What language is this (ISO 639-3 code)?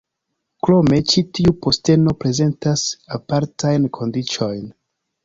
epo